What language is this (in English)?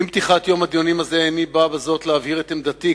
Hebrew